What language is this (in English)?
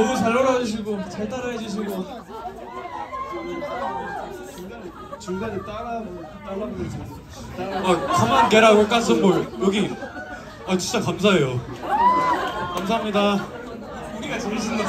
Korean